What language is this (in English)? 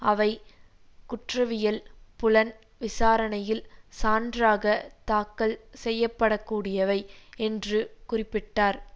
Tamil